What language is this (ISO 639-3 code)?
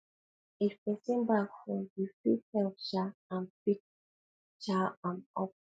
pcm